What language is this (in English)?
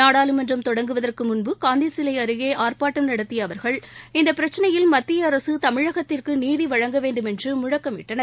Tamil